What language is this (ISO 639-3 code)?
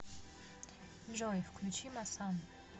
rus